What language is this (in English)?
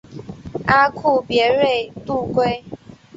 Chinese